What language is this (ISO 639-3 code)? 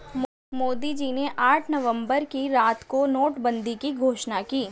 hin